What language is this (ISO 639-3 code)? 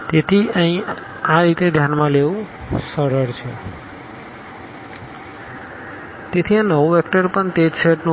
guj